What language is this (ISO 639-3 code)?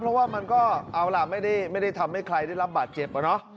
tha